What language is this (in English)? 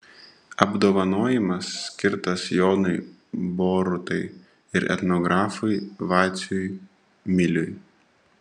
Lithuanian